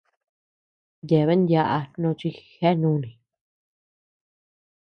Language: Tepeuxila Cuicatec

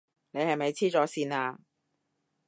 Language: Cantonese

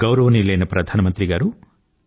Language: Telugu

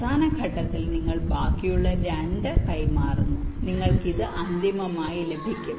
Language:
Malayalam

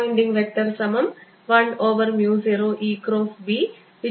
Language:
Malayalam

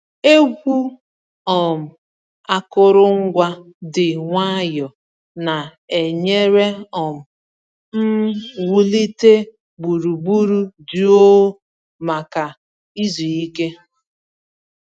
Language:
Igbo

